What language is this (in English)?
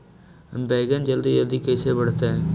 Magahi